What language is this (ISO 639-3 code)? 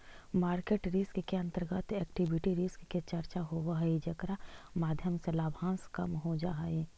mag